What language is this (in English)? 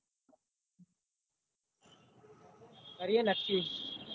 Gujarati